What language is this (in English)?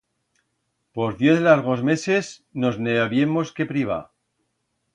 Aragonese